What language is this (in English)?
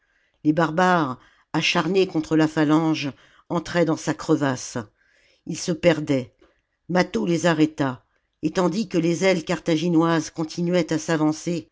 French